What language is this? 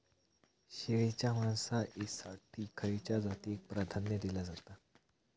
Marathi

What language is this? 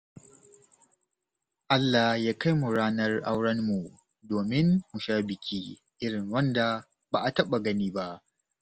Hausa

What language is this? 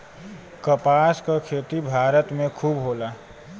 Bhojpuri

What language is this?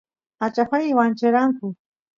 Santiago del Estero Quichua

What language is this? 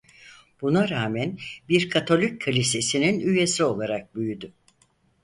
Turkish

